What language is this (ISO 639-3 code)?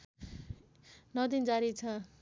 nep